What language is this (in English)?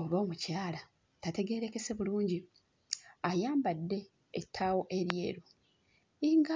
Ganda